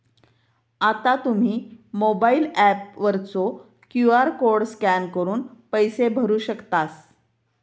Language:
Marathi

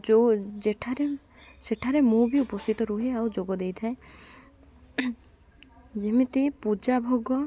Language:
Odia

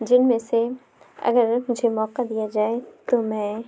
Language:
Urdu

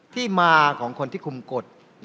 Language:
Thai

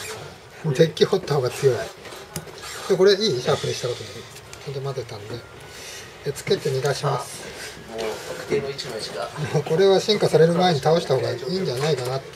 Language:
Japanese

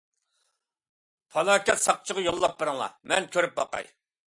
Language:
Uyghur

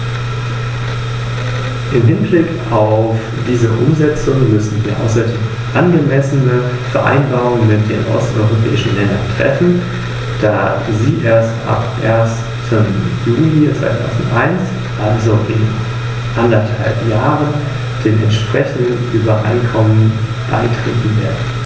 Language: German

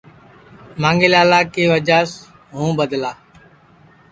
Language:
Sansi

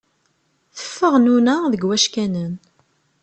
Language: Kabyle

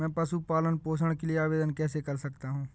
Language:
Hindi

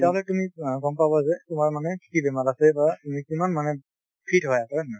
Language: Assamese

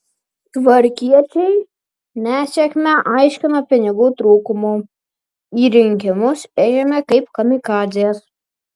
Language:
Lithuanian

